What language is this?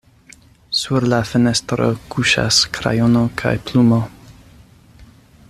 Esperanto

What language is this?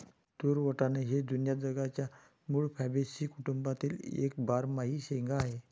Marathi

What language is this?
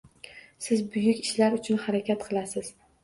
Uzbek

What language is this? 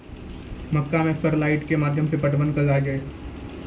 Maithili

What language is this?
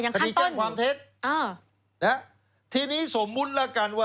Thai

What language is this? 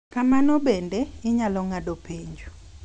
Luo (Kenya and Tanzania)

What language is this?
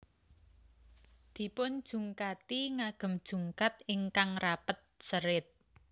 Javanese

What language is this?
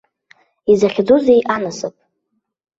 Abkhazian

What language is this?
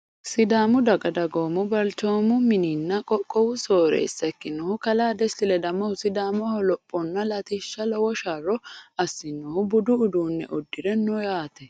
Sidamo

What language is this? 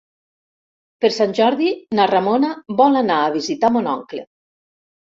Catalan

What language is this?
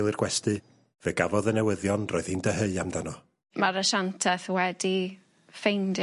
Welsh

